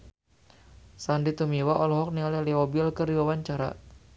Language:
Sundanese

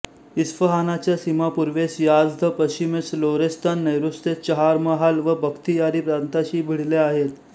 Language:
Marathi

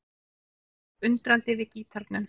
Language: Icelandic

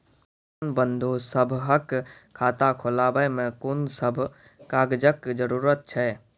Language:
Maithili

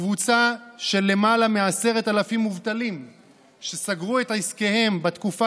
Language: Hebrew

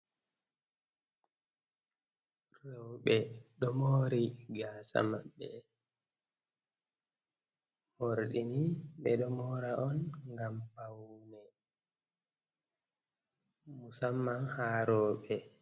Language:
Fula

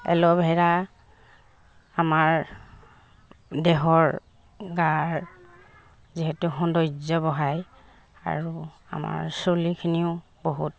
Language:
Assamese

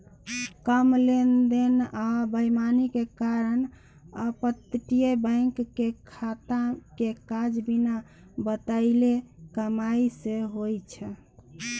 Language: Maithili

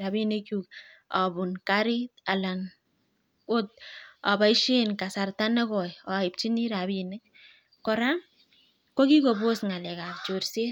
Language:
Kalenjin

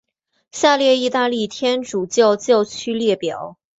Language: Chinese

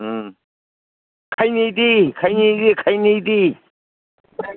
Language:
Manipuri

